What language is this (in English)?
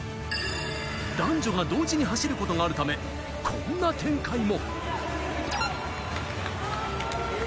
Japanese